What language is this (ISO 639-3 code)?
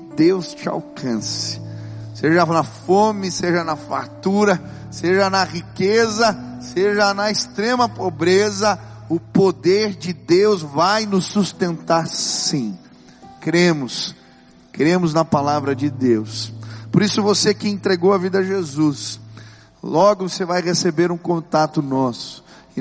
por